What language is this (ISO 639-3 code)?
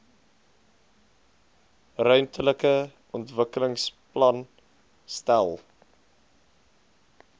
afr